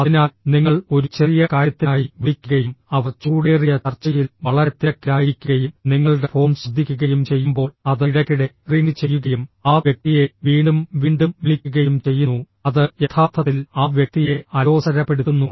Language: Malayalam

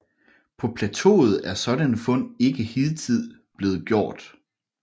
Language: Danish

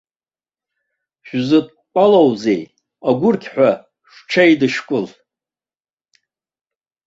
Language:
Abkhazian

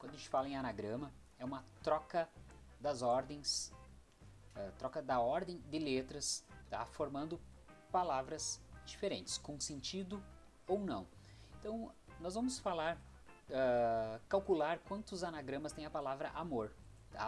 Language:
Portuguese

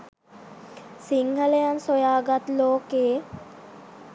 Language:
Sinhala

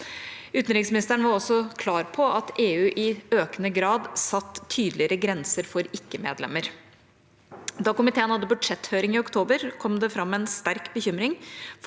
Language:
Norwegian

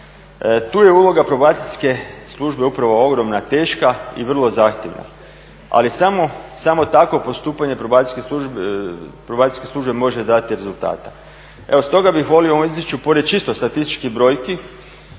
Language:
Croatian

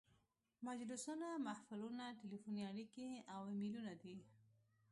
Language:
Pashto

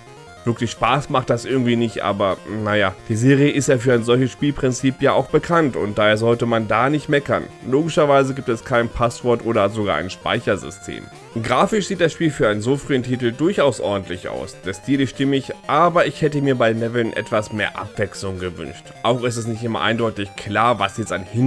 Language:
German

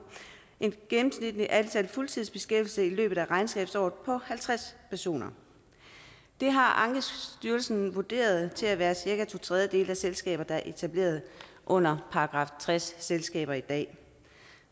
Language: Danish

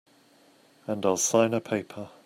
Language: English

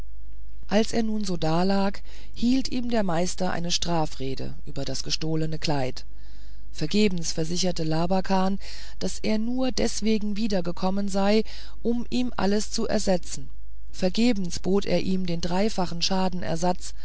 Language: German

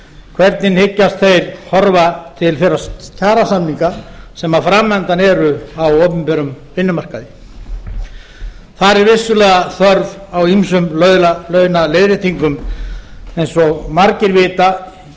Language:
Icelandic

